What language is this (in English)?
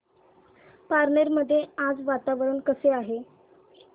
Marathi